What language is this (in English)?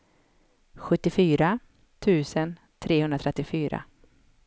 Swedish